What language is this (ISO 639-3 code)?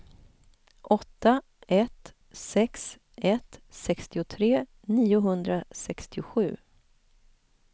swe